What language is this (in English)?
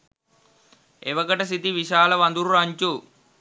Sinhala